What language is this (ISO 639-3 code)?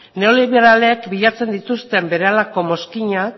eus